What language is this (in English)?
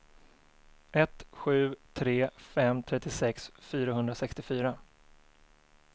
Swedish